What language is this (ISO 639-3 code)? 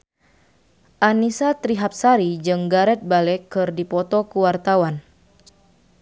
sun